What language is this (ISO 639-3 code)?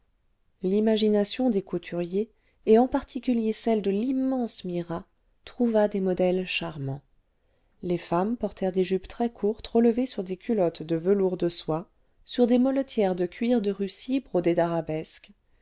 fra